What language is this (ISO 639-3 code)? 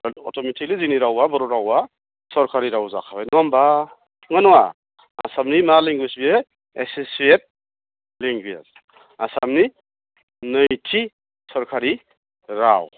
brx